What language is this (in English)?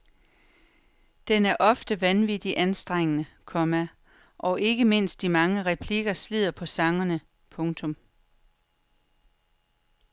Danish